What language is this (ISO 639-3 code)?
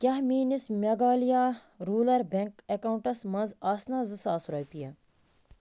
kas